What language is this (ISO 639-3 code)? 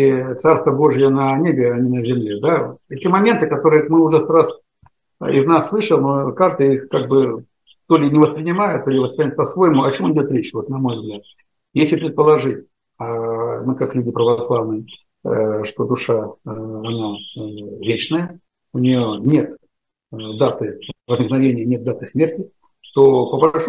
rus